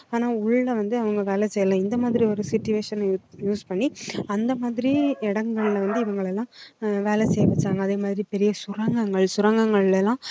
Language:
Tamil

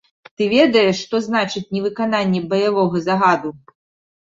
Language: Belarusian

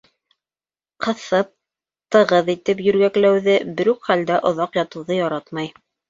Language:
Bashkir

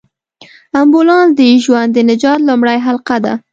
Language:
Pashto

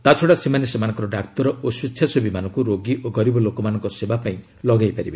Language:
Odia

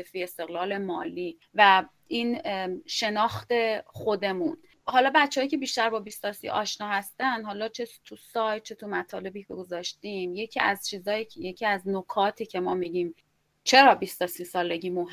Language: Persian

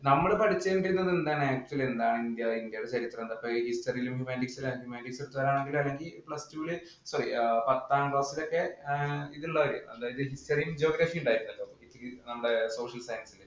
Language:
Malayalam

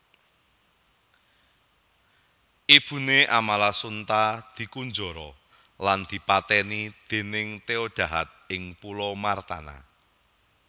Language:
Javanese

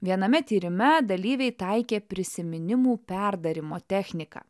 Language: Lithuanian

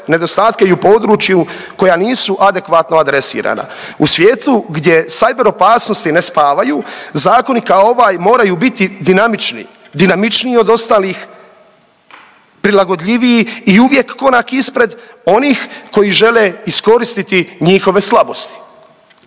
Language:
Croatian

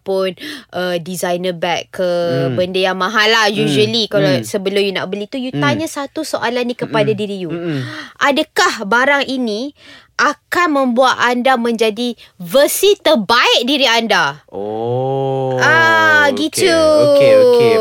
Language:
Malay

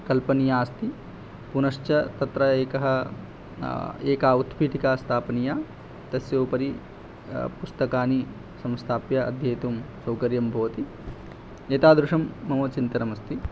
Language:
Sanskrit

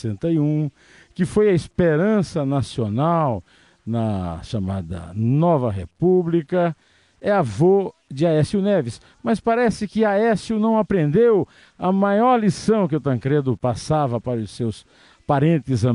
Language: Portuguese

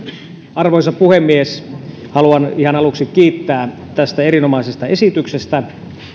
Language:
Finnish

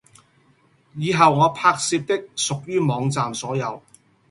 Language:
Cantonese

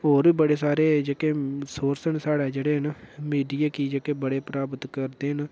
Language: Dogri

